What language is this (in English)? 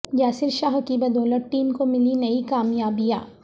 Urdu